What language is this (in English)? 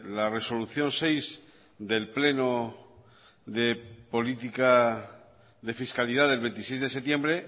Spanish